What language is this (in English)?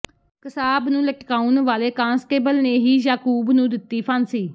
Punjabi